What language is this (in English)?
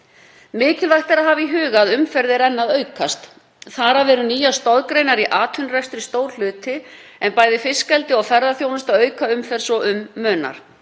Icelandic